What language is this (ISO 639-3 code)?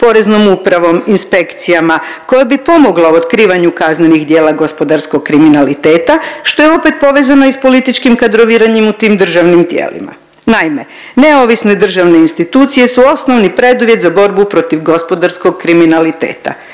hrv